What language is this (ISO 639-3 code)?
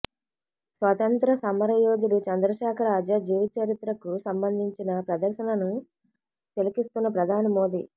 tel